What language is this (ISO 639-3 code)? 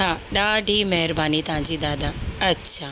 snd